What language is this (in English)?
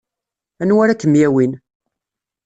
Kabyle